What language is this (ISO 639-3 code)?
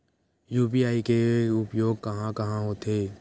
hne